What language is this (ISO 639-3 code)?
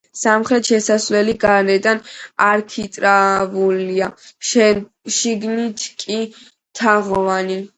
kat